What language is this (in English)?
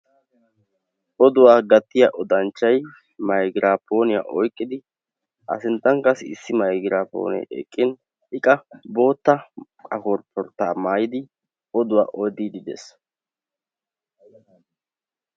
Wolaytta